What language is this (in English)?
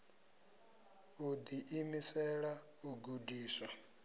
Venda